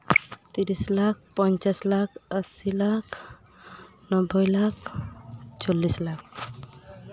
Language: Santali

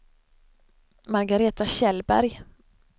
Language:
Swedish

